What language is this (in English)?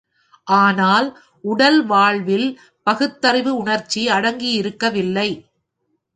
Tamil